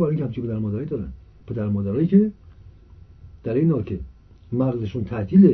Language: Persian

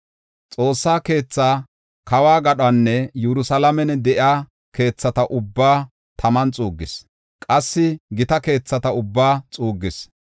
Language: Gofa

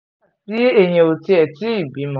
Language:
Yoruba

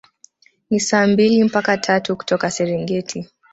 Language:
Swahili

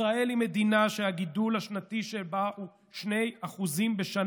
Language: Hebrew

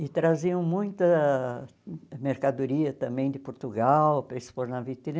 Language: Portuguese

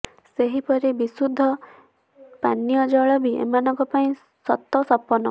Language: Odia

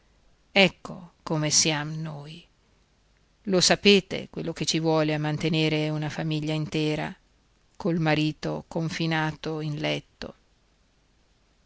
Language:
Italian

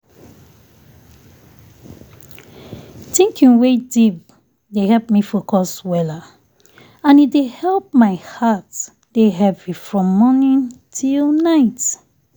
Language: Nigerian Pidgin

